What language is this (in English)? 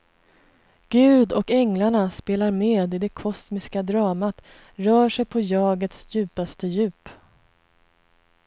Swedish